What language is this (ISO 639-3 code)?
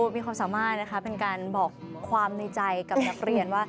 tha